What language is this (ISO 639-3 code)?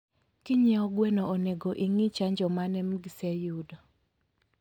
luo